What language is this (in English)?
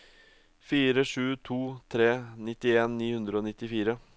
Norwegian